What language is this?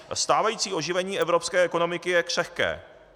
Czech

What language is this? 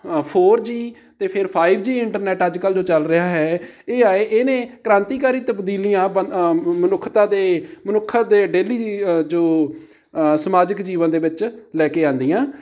Punjabi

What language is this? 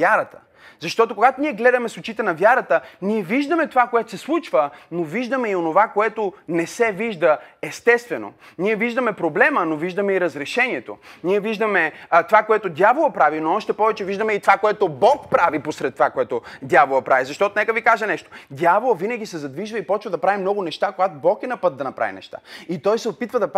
Bulgarian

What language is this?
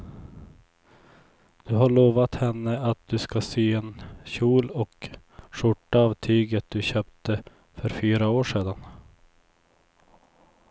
Swedish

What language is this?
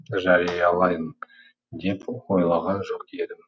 Kazakh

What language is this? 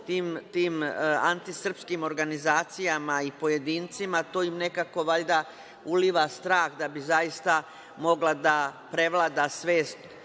Serbian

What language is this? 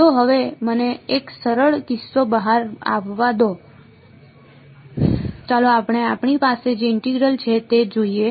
Gujarati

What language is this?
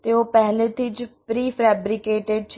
Gujarati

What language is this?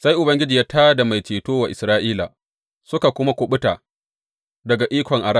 Hausa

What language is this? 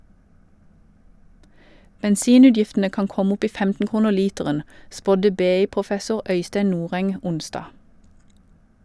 Norwegian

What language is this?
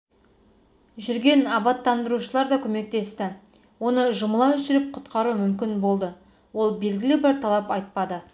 Kazakh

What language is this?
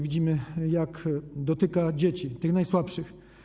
Polish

